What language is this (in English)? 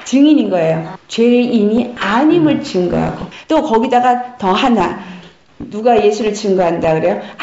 Korean